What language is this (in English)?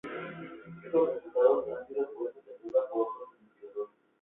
Spanish